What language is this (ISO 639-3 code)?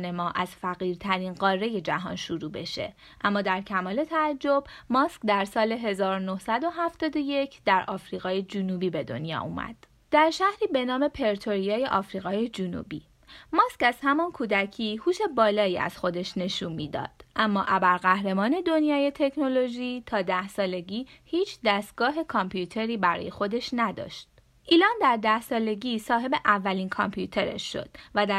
fas